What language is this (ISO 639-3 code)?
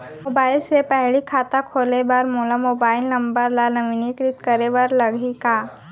hne